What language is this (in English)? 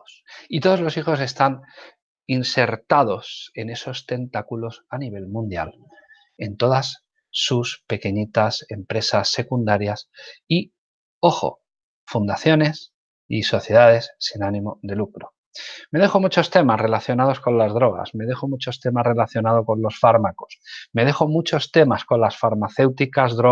Spanish